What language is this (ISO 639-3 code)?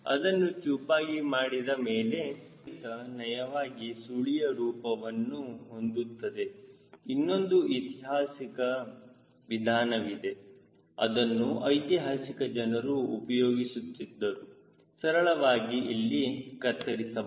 kan